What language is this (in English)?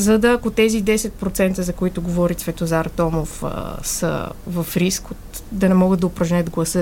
Bulgarian